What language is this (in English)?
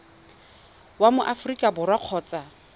Tswana